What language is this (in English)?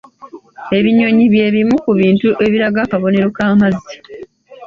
Ganda